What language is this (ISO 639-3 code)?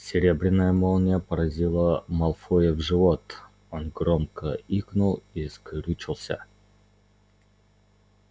rus